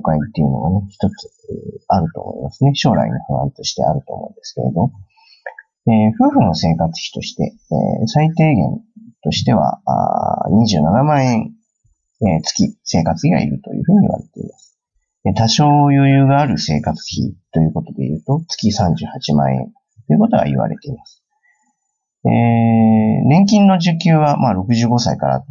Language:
Japanese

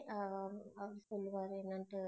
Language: Tamil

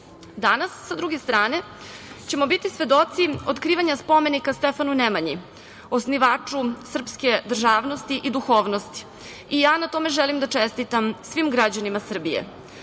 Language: Serbian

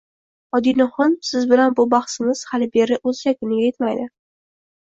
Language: Uzbek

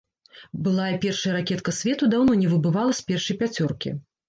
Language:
Belarusian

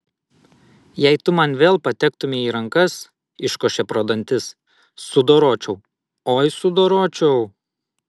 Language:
Lithuanian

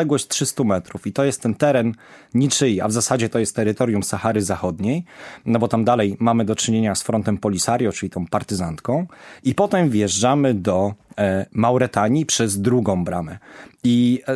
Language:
Polish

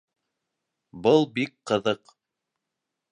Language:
Bashkir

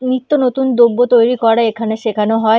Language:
Bangla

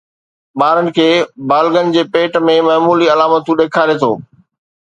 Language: Sindhi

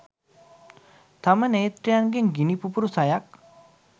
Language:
Sinhala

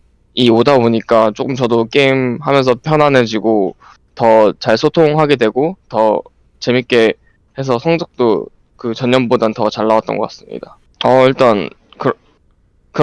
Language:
Korean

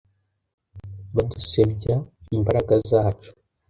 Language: Kinyarwanda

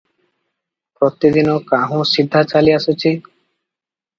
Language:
Odia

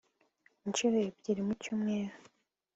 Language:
Kinyarwanda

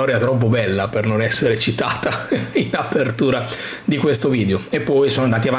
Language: Italian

